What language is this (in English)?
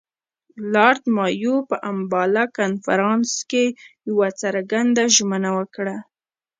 Pashto